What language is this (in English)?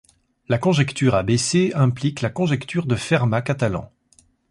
French